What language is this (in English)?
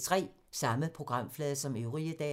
Danish